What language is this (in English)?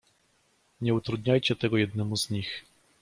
Polish